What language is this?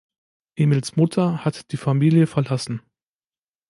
German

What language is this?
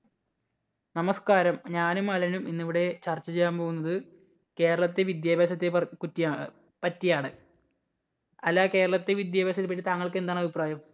Malayalam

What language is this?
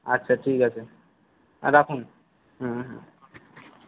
Bangla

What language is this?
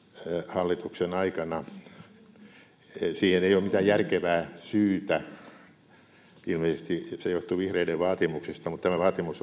Finnish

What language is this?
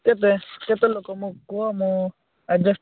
Odia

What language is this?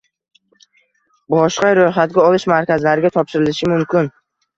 Uzbek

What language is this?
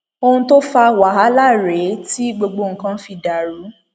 Yoruba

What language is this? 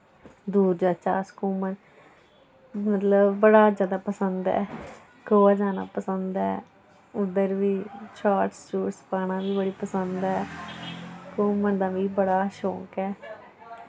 Dogri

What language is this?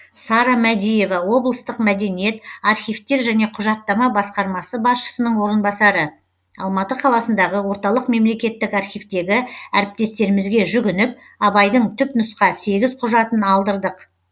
Kazakh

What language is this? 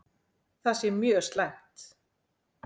Icelandic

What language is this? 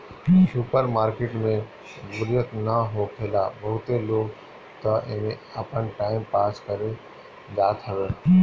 Bhojpuri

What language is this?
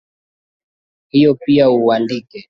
Swahili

